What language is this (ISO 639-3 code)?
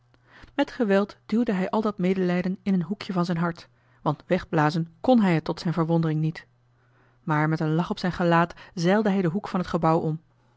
nld